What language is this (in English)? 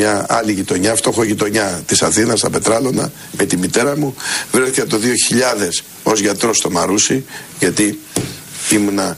Greek